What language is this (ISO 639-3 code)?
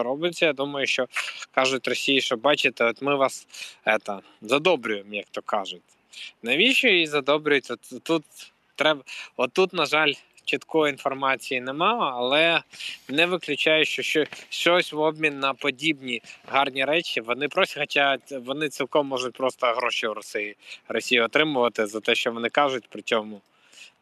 ukr